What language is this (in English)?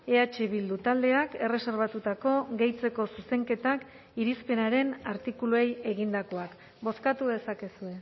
Basque